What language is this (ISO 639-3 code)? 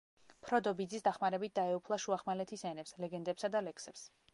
kat